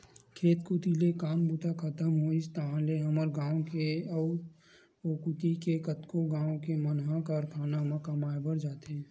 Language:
Chhattisgarhi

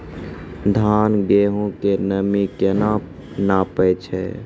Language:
Maithili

